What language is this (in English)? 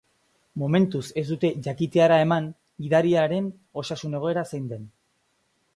Basque